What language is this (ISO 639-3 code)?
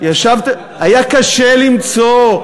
heb